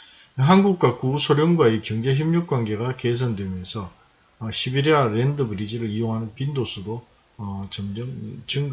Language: Korean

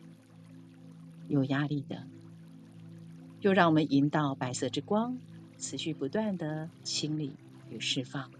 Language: Chinese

